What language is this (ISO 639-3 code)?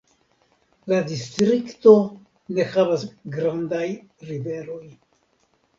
epo